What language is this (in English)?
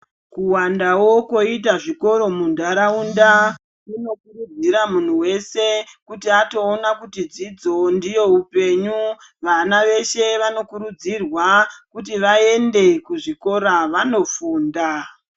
Ndau